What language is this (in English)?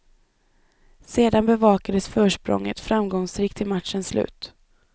Swedish